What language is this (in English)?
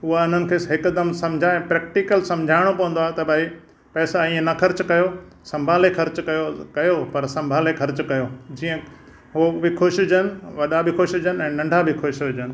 Sindhi